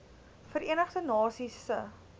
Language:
Afrikaans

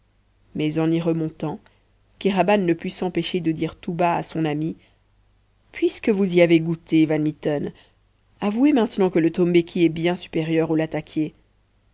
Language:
French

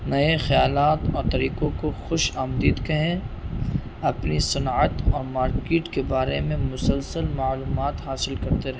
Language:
Urdu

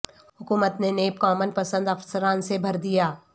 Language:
Urdu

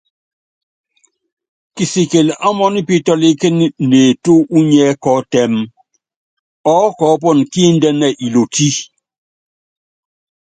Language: Yangben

